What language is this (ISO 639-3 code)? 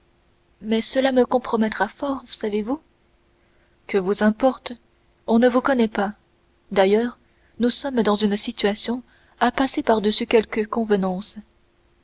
fra